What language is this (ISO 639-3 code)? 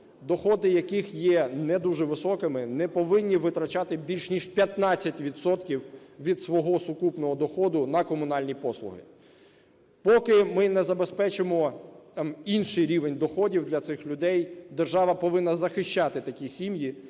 ukr